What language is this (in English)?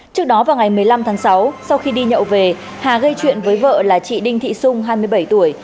Vietnamese